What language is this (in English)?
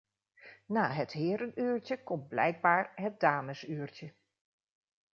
Dutch